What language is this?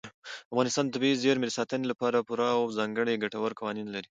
Pashto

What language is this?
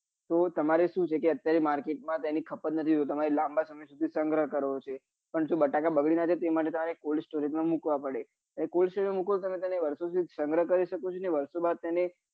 Gujarati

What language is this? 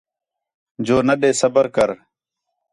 Khetrani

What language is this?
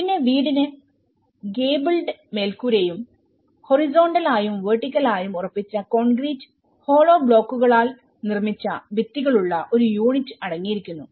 Malayalam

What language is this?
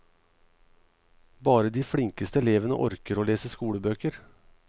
Norwegian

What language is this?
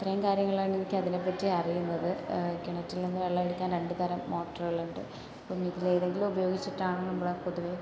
Malayalam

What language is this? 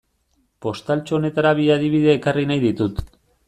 Basque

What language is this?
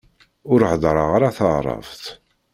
Kabyle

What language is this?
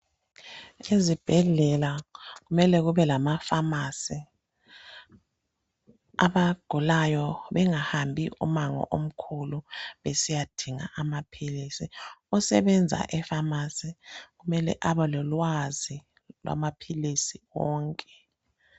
North Ndebele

